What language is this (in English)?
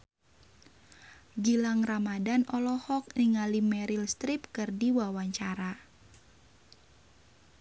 Sundanese